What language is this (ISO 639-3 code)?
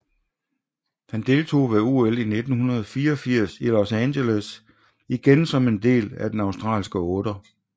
dan